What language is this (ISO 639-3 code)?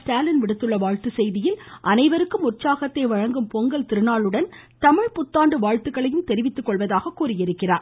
tam